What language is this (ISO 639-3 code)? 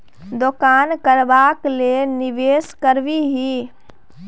mai